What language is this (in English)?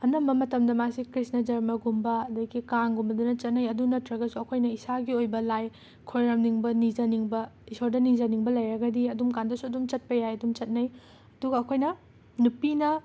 Manipuri